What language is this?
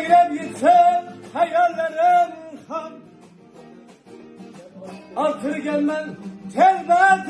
Turkish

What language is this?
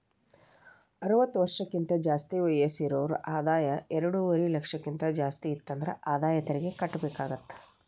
Kannada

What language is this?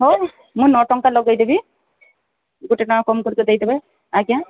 Odia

